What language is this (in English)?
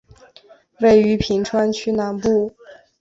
Chinese